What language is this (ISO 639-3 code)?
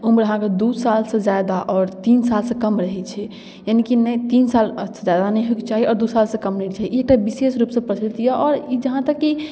mai